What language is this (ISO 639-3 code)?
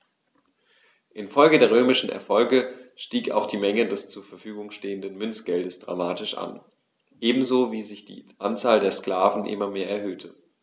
deu